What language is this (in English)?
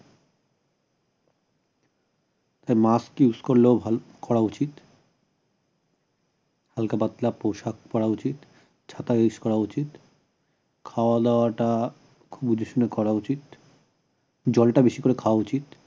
Bangla